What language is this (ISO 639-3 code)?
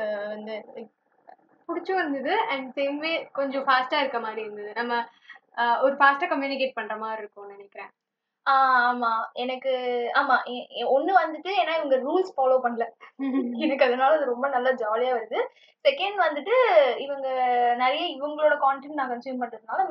tam